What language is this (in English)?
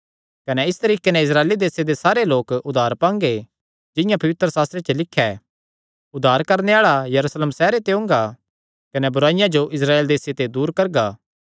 Kangri